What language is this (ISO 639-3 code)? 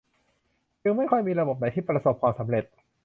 tha